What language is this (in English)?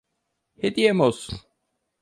Turkish